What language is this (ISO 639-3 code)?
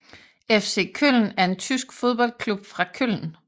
dan